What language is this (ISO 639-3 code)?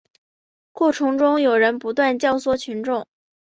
zho